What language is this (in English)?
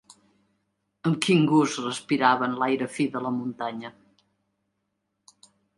Catalan